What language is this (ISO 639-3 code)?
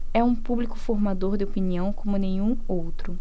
por